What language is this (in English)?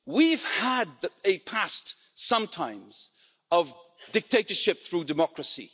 English